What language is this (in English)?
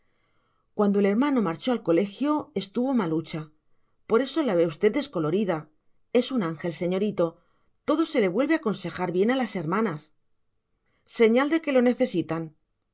Spanish